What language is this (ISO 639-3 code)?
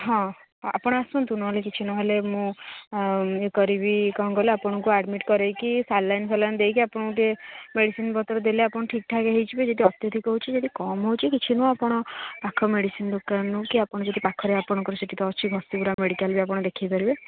ori